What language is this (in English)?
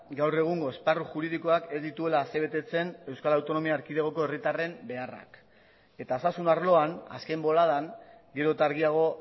Basque